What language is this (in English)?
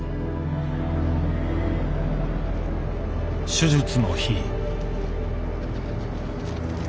Japanese